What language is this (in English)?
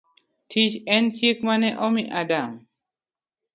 Luo (Kenya and Tanzania)